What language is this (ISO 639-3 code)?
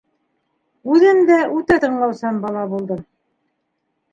bak